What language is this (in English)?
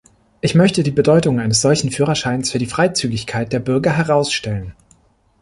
German